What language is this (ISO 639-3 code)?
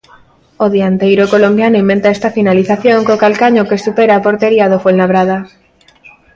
glg